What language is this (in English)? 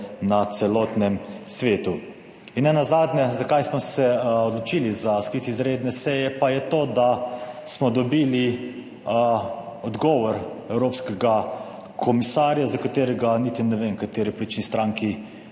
Slovenian